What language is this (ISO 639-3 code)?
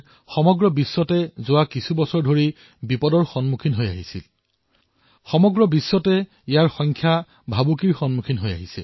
asm